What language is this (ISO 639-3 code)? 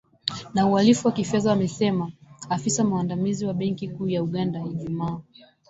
swa